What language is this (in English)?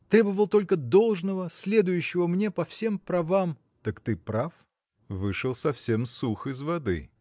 Russian